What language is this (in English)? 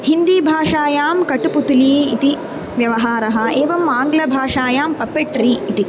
Sanskrit